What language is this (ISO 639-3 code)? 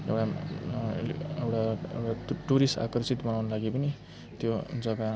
nep